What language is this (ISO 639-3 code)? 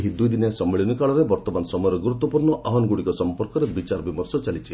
ori